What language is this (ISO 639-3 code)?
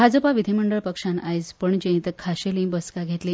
kok